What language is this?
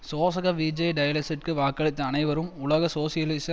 Tamil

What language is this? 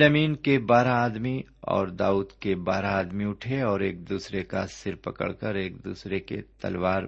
Urdu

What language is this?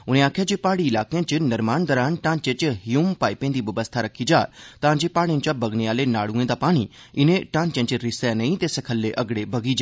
Dogri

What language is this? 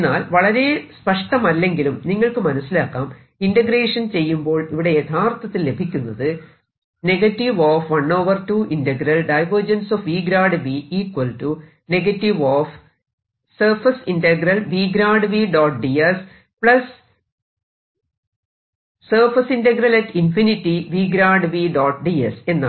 Malayalam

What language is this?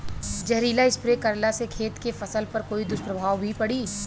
Bhojpuri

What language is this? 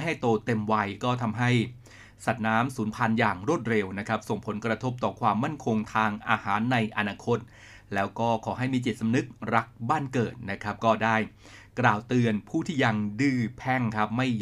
Thai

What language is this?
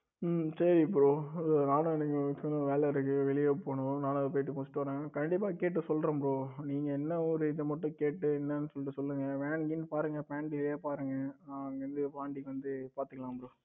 Tamil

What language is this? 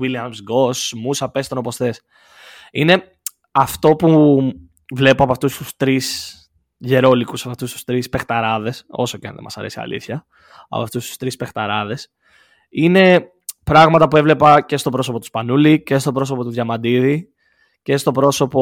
Greek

